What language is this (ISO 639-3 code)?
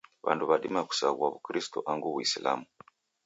dav